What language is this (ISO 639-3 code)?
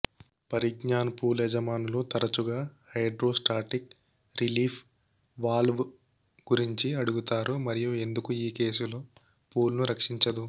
tel